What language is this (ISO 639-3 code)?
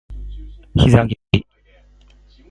jpn